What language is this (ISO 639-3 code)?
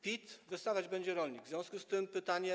pol